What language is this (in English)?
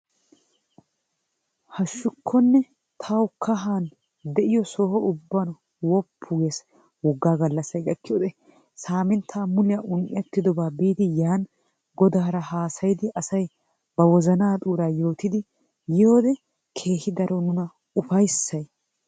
Wolaytta